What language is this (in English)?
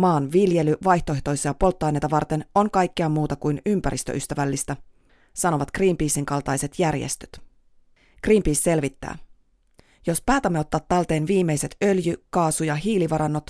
Finnish